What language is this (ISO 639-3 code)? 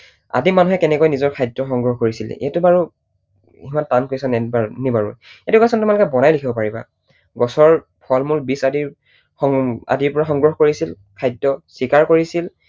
asm